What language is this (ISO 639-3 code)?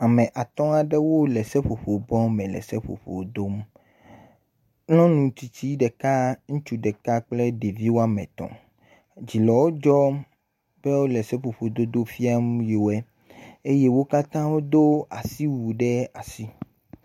ewe